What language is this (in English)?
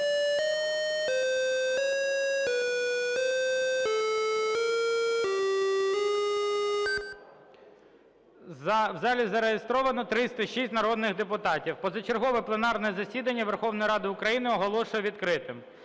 Ukrainian